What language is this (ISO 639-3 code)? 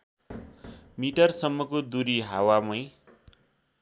nep